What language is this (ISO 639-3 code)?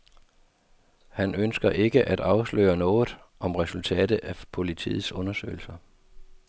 dan